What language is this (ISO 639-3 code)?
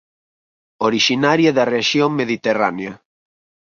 glg